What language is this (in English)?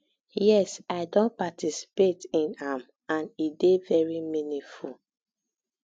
Nigerian Pidgin